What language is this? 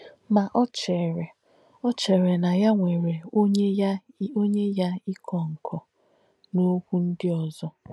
Igbo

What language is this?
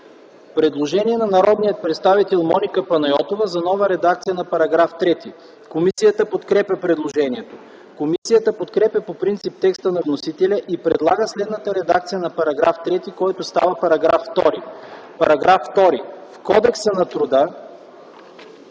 Bulgarian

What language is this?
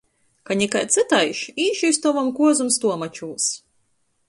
Latgalian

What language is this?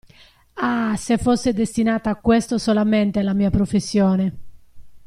Italian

